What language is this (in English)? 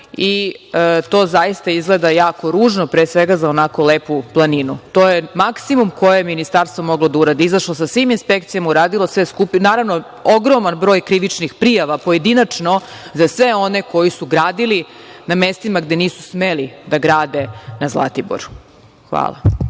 Serbian